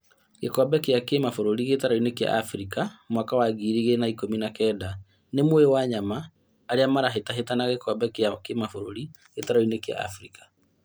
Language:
Kikuyu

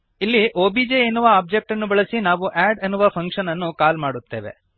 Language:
Kannada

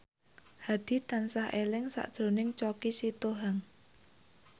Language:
Javanese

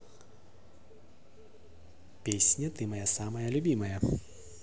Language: Russian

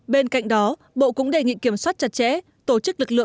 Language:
Vietnamese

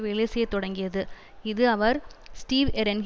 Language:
Tamil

